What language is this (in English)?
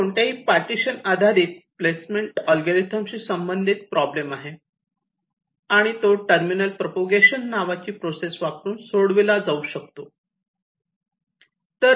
Marathi